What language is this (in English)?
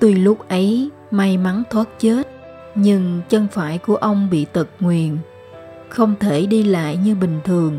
Vietnamese